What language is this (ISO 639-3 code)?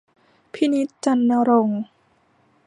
tha